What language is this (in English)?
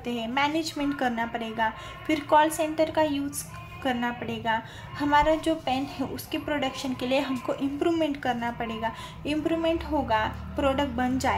Hindi